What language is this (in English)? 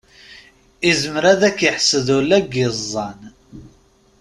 Kabyle